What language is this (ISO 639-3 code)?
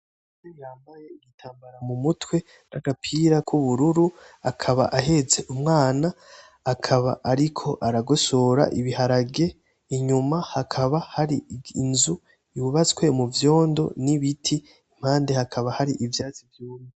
run